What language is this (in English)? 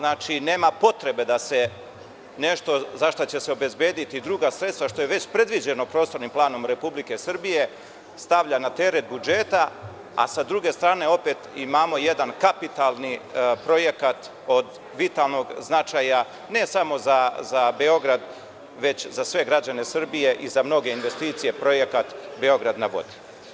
Serbian